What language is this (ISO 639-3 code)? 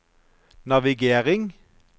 nor